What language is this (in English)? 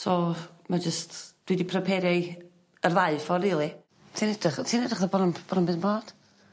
Welsh